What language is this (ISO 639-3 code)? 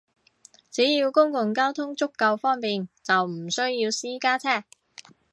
yue